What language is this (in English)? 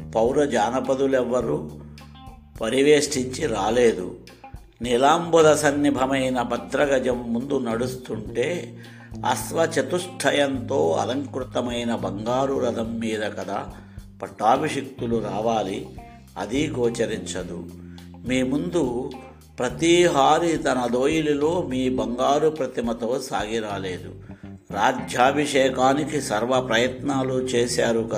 Telugu